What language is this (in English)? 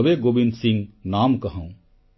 Odia